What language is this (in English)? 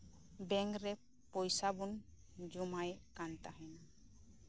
Santali